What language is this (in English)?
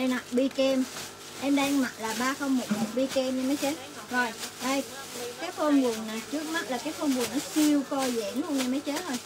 Vietnamese